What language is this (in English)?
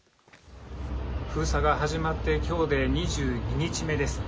Japanese